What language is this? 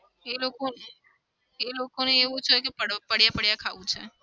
Gujarati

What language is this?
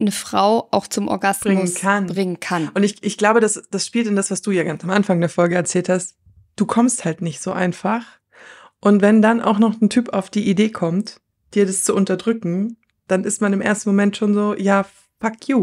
German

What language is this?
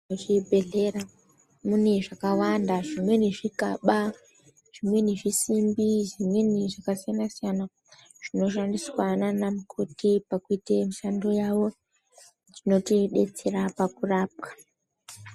Ndau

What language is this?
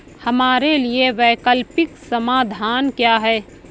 Hindi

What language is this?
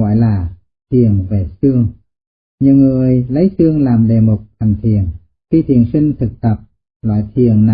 Vietnamese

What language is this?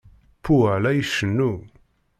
Kabyle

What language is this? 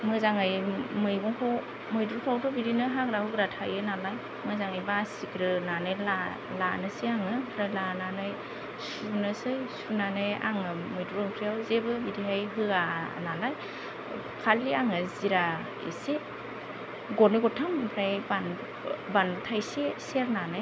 Bodo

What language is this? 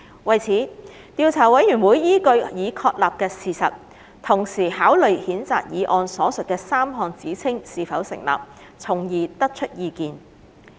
Cantonese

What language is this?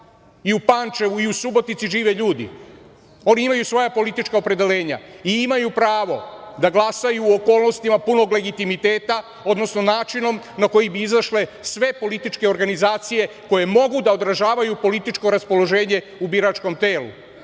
Serbian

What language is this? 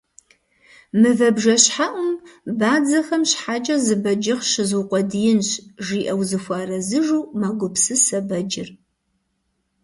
Kabardian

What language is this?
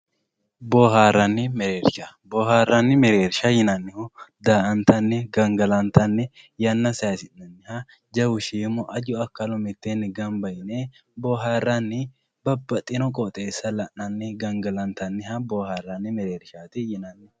Sidamo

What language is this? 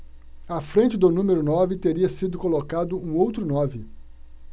Portuguese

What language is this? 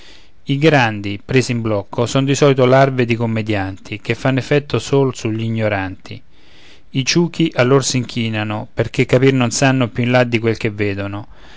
Italian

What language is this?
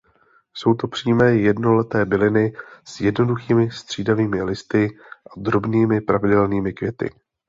Czech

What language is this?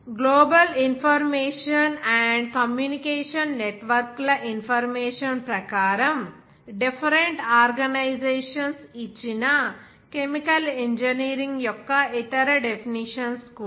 Telugu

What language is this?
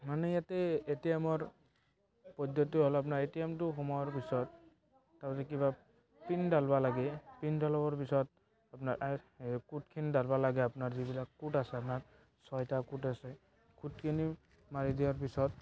Assamese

